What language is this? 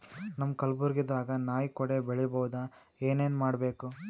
Kannada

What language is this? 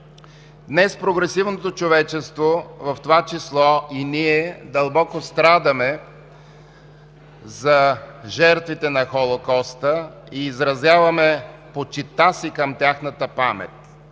Bulgarian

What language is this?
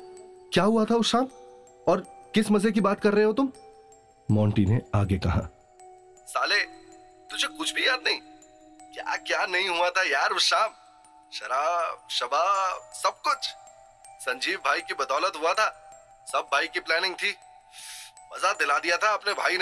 Hindi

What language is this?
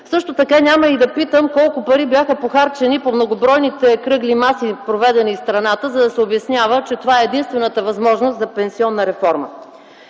Bulgarian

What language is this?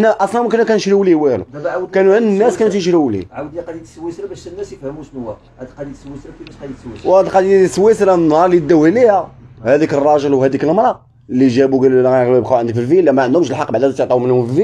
Arabic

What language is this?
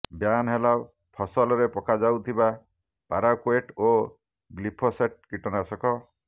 Odia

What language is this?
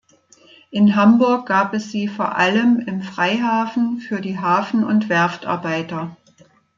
German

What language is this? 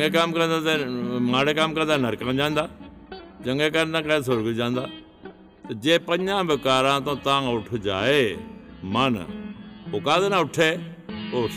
Punjabi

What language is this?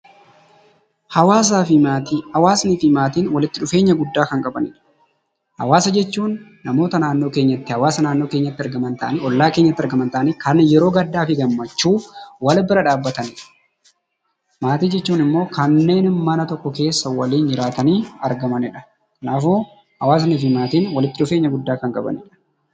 Oromo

